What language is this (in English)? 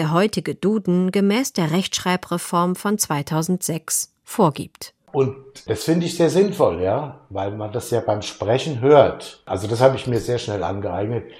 German